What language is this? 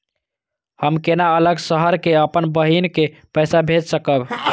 Maithili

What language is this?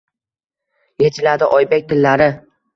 Uzbek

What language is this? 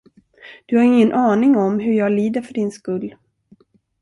Swedish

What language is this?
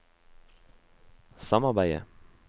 Norwegian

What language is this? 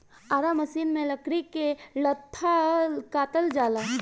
Bhojpuri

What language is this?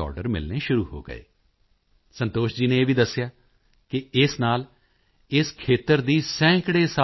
Punjabi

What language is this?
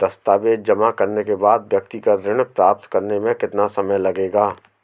Hindi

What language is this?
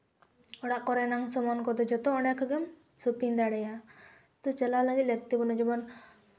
Santali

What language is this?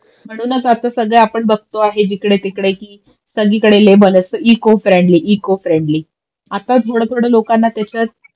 Marathi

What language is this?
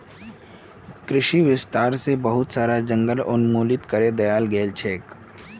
Magahi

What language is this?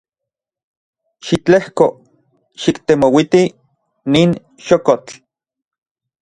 Central Puebla Nahuatl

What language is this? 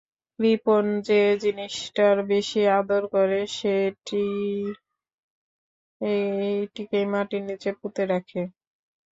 Bangla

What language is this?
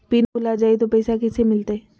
Magahi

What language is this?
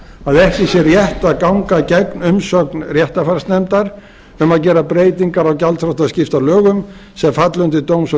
Icelandic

